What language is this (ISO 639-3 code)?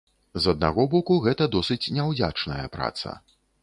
bel